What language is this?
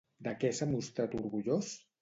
Catalan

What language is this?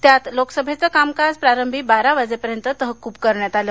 Marathi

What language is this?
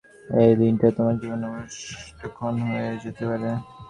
Bangla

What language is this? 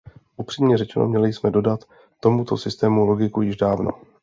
Czech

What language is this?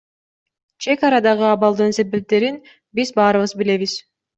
Kyrgyz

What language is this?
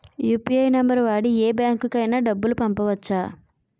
Telugu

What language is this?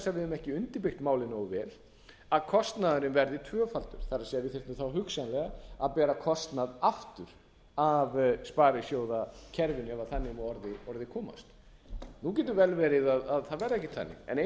Icelandic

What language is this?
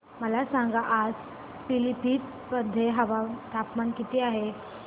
Marathi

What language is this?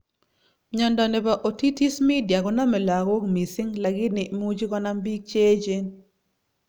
Kalenjin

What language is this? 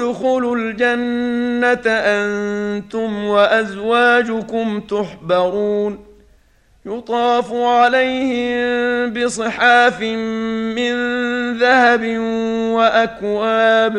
Arabic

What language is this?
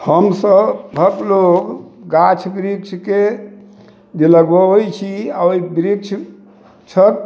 Maithili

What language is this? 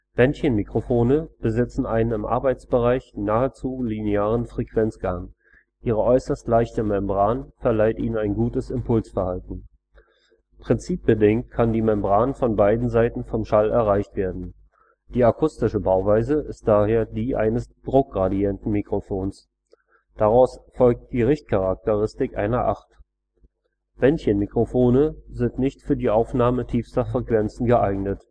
German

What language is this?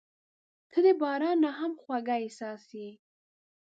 Pashto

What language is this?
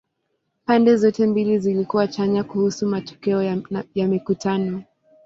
Swahili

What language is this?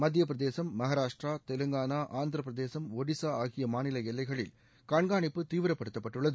Tamil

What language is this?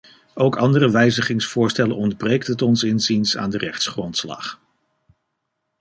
Dutch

